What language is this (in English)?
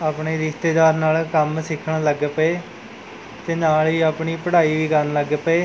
Punjabi